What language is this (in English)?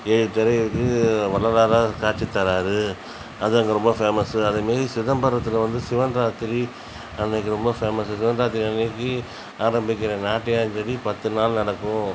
Tamil